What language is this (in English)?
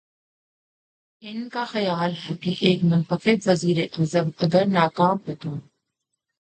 Urdu